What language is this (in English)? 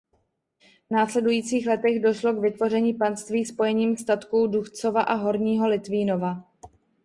Czech